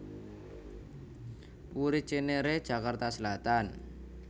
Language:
Javanese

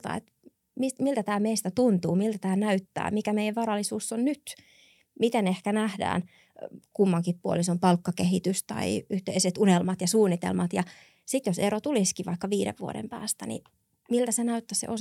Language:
Finnish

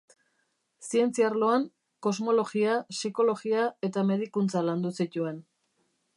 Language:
Basque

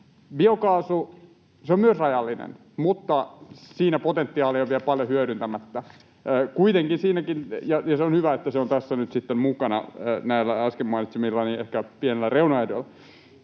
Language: Finnish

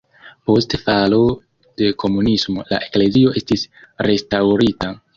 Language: Esperanto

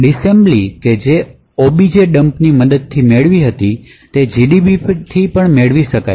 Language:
Gujarati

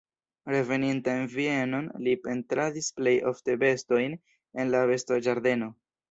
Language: Esperanto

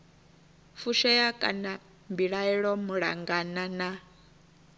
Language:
Venda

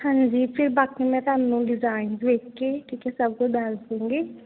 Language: Punjabi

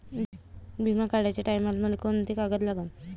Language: Marathi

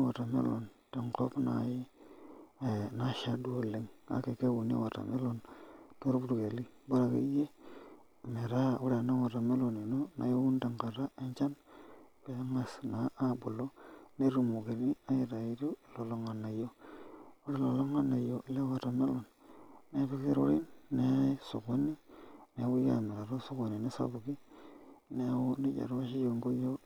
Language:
Masai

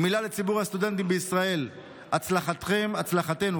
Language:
Hebrew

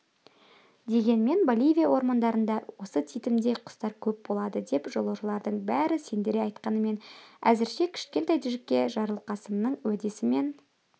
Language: Kazakh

